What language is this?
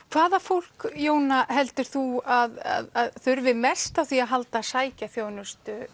Icelandic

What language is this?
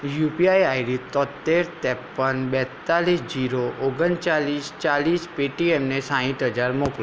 Gujarati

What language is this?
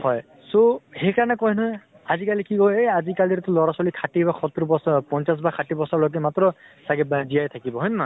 Assamese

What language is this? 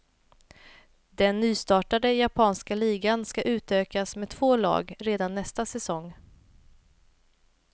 Swedish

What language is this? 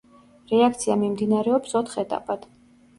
Georgian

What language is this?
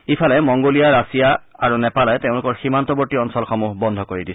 Assamese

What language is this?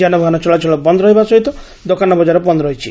Odia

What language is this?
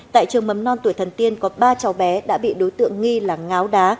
Vietnamese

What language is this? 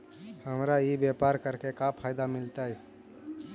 Magahi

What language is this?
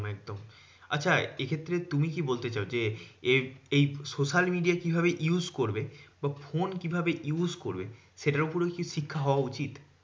Bangla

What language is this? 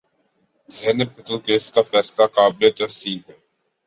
Urdu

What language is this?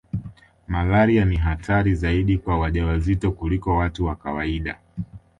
Swahili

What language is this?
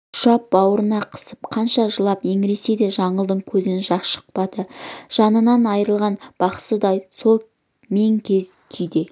Kazakh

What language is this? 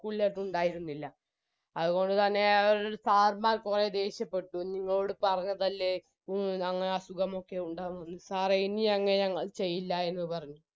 Malayalam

